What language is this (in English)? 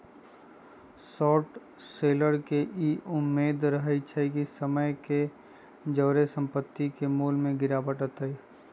Magahi